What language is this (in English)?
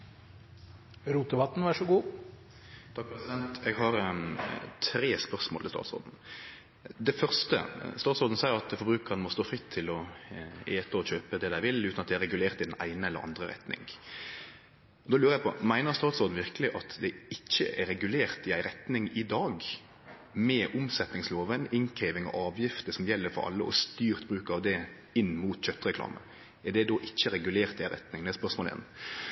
Norwegian Nynorsk